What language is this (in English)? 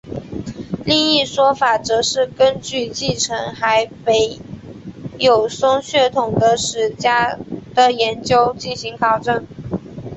Chinese